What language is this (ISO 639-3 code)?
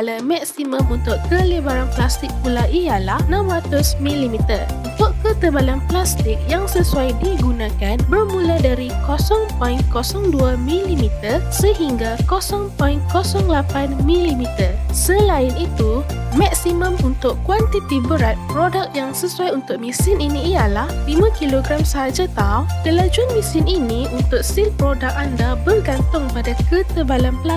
msa